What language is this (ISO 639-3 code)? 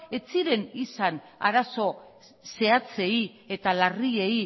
eus